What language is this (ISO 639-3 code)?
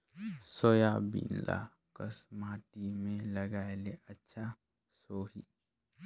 hne